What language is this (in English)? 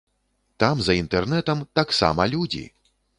Belarusian